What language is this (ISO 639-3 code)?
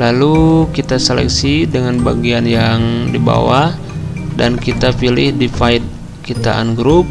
ind